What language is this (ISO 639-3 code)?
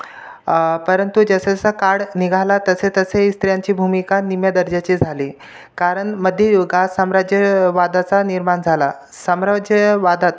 mar